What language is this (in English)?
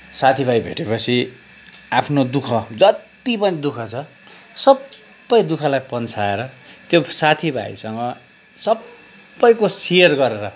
Nepali